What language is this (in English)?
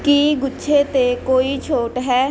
Punjabi